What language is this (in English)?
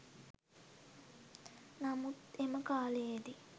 Sinhala